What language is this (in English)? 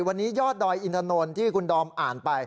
Thai